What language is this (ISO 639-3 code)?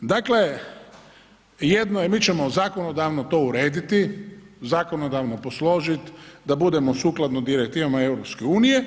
hrv